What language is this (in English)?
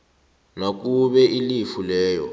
South Ndebele